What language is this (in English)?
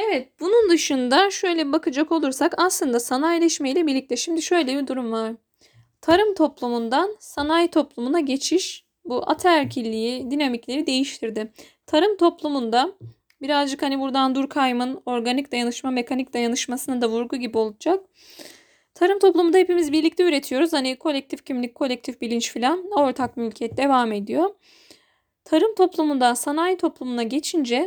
Turkish